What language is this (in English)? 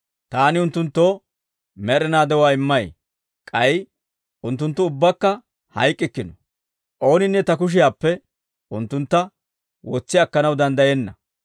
Dawro